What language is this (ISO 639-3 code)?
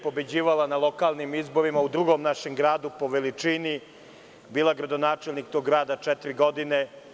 srp